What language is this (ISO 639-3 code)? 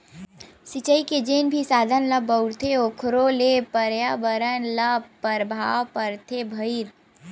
hne